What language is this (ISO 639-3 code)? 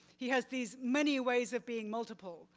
eng